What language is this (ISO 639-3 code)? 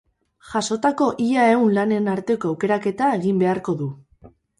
eus